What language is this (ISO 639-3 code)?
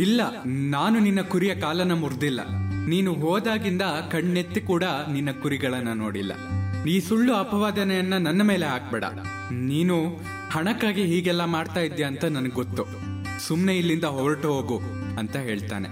kan